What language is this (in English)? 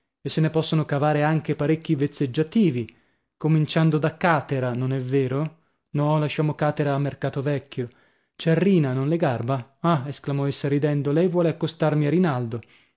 Italian